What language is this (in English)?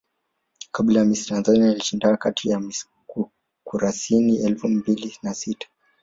Swahili